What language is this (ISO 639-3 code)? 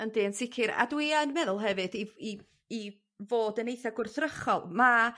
cym